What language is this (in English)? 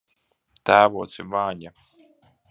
Latvian